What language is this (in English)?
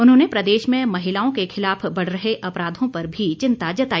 Hindi